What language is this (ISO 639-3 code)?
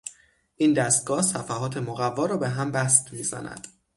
fas